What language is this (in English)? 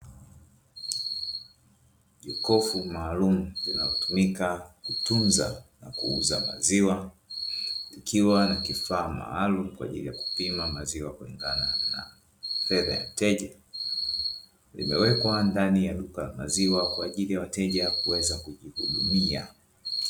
Swahili